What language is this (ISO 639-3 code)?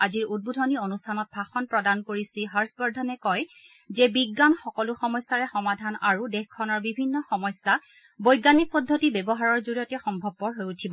asm